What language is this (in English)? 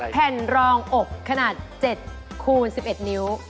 Thai